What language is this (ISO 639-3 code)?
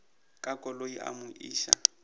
nso